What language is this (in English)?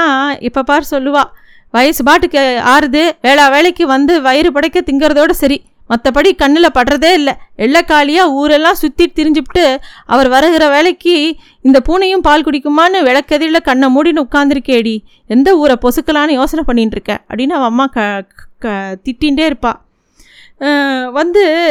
Tamil